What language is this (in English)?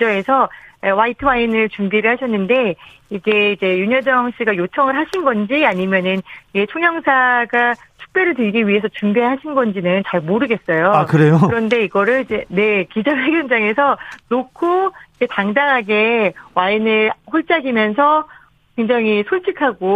Korean